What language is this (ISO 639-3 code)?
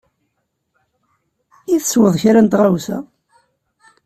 kab